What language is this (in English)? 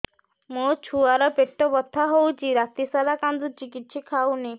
Odia